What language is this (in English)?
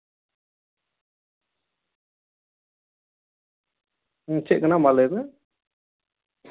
Santali